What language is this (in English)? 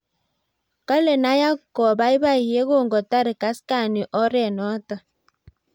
Kalenjin